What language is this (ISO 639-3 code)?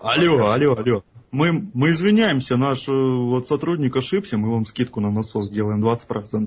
rus